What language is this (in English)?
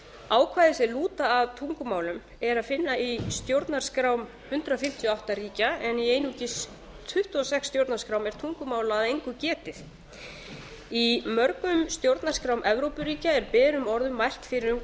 Icelandic